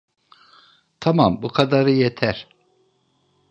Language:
Turkish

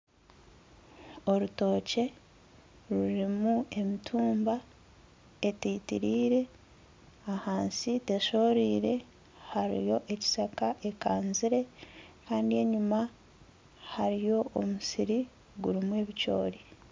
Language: Nyankole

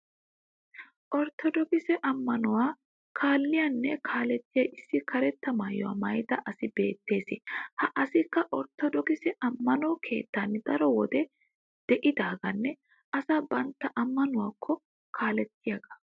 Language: Wolaytta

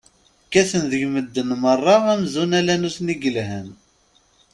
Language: Kabyle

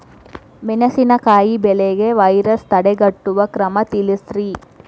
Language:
Kannada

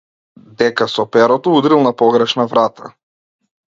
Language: Macedonian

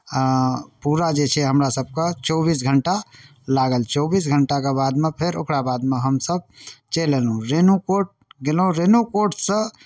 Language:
Maithili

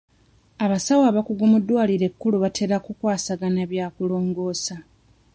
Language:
Ganda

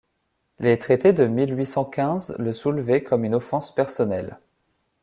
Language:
French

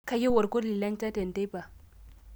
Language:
Masai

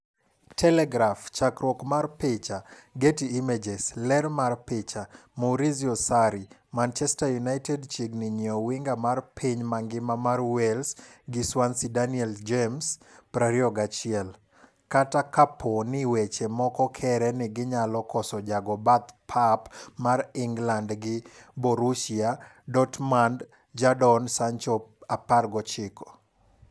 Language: Luo (Kenya and Tanzania)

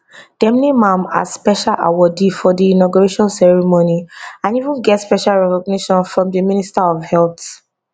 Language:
Nigerian Pidgin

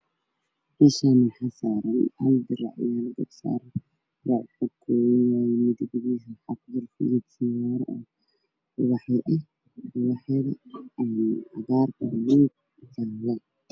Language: Somali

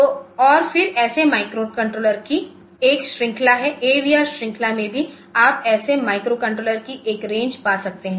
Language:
Hindi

